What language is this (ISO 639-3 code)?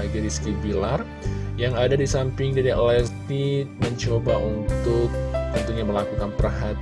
ind